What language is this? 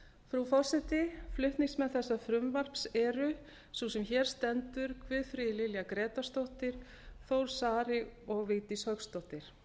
Icelandic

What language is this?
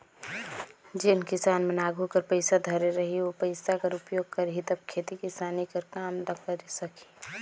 Chhattisgarhi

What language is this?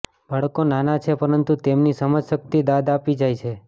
Gujarati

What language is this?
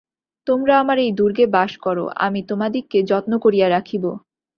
Bangla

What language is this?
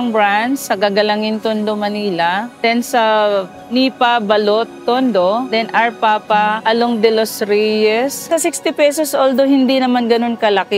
Filipino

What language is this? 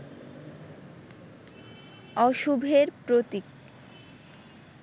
Bangla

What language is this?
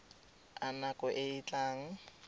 Tswana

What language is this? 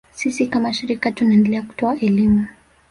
Swahili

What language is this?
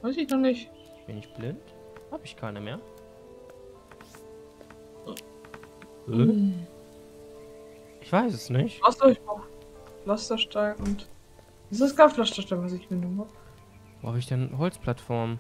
German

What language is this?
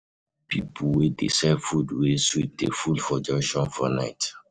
Nigerian Pidgin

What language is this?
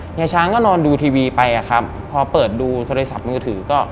Thai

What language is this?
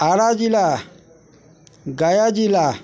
Maithili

